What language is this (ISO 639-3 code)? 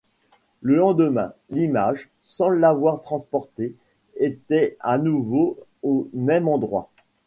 fra